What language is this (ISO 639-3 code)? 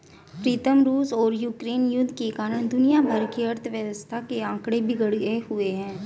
hin